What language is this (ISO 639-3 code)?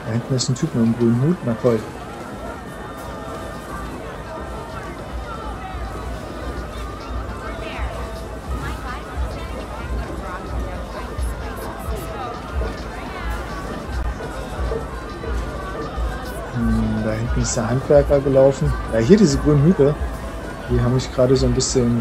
deu